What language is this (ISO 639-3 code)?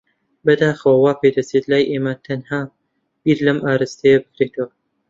ckb